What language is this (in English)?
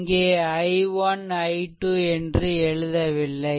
Tamil